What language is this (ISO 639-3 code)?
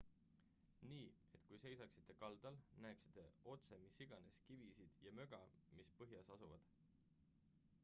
est